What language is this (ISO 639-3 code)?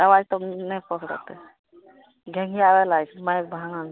mai